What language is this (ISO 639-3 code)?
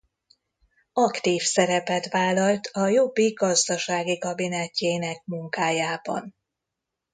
hun